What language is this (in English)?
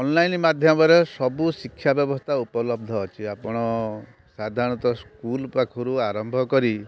Odia